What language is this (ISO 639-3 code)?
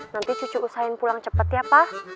ind